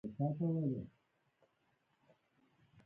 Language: Pashto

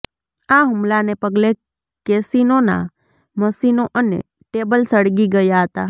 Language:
Gujarati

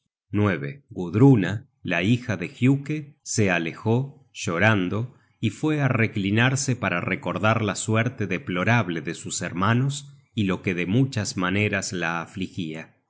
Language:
Spanish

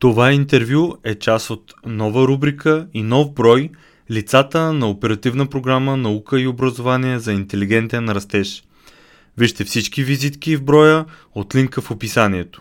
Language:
Bulgarian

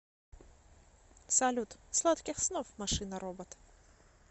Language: Russian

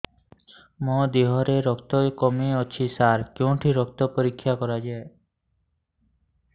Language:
Odia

